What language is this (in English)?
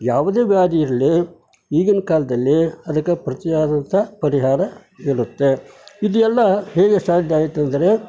Kannada